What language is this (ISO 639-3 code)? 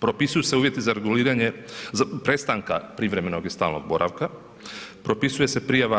hrv